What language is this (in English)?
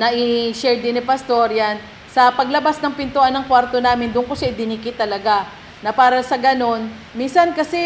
Filipino